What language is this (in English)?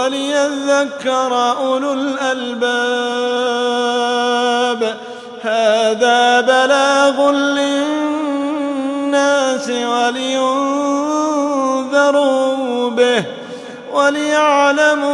Arabic